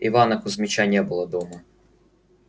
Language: Russian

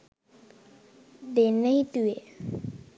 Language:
Sinhala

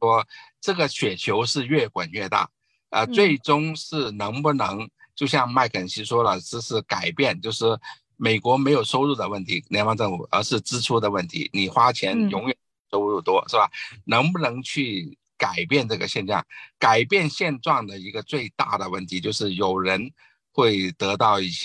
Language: Chinese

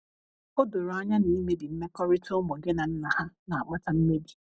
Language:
Igbo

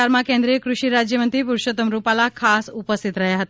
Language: Gujarati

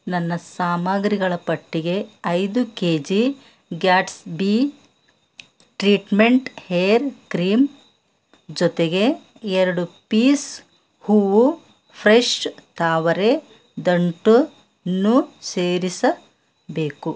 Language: Kannada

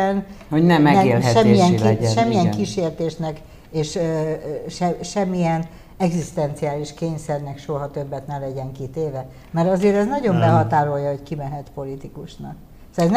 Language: Hungarian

